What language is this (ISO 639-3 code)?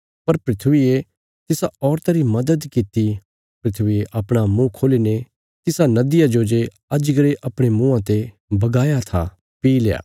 kfs